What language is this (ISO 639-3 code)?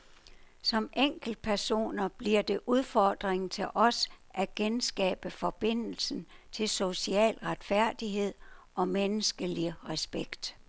dan